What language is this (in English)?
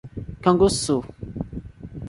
Portuguese